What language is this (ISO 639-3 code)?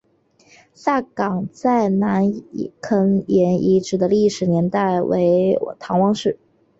zho